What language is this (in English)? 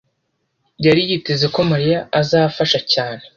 Kinyarwanda